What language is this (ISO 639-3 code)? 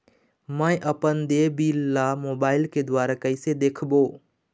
hne